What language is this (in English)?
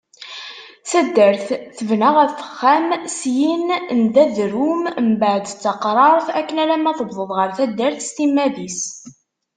Kabyle